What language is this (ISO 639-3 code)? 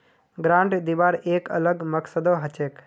mag